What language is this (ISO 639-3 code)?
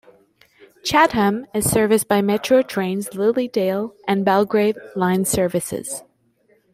eng